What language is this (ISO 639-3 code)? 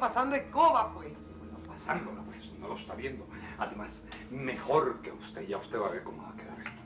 spa